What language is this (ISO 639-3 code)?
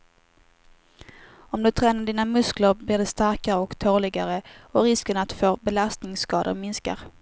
swe